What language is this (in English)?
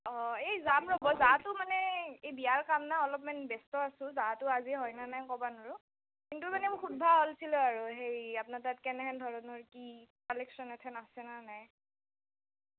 Assamese